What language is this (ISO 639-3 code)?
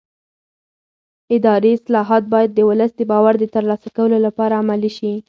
pus